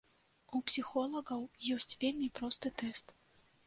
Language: Belarusian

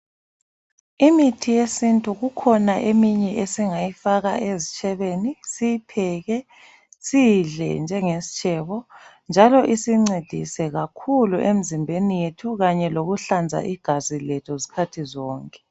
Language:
North Ndebele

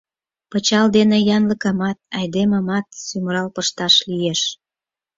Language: Mari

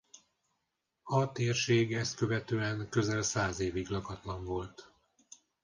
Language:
Hungarian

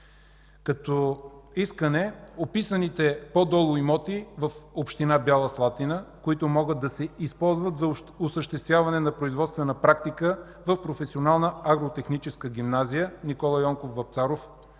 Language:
Bulgarian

